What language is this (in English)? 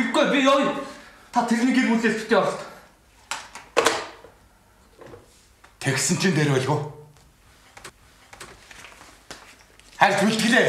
Korean